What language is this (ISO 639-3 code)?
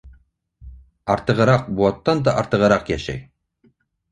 bak